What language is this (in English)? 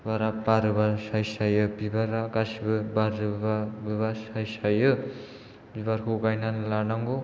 Bodo